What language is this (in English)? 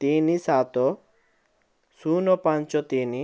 Odia